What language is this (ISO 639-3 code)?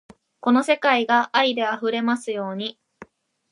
jpn